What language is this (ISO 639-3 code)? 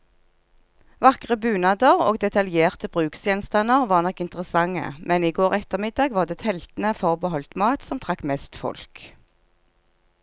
nor